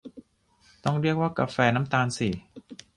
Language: Thai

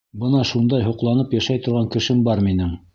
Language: Bashkir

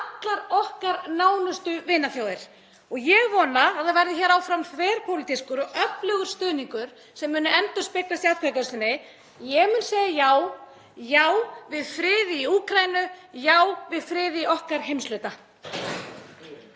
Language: Icelandic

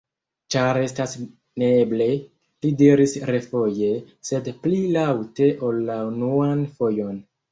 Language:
Esperanto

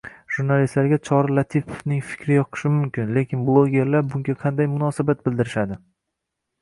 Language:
Uzbek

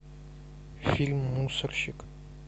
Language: Russian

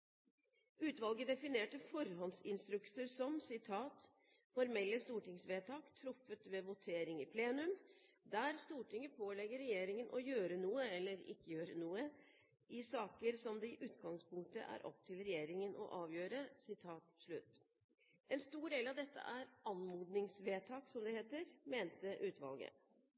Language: Norwegian Bokmål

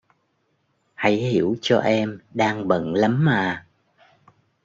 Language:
Vietnamese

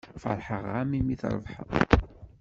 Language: Kabyle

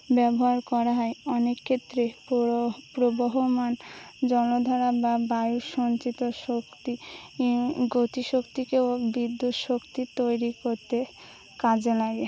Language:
Bangla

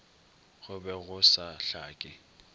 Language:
Northern Sotho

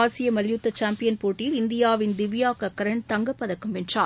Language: Tamil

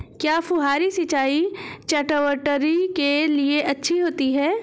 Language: Hindi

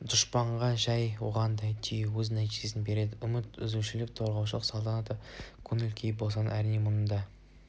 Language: Kazakh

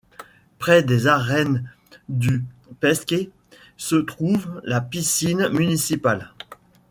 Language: French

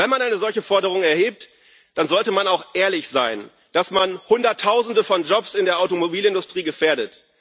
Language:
German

